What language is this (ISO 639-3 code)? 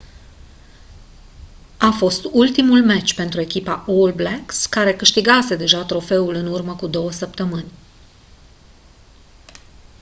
ron